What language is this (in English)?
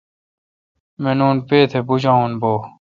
Kalkoti